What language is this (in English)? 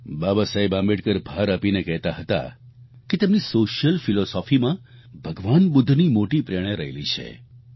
Gujarati